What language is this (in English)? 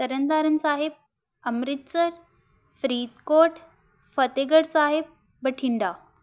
Punjabi